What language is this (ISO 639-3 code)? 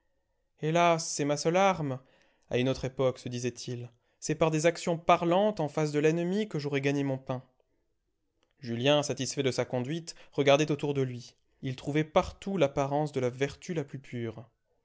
fra